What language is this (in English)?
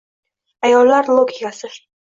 Uzbek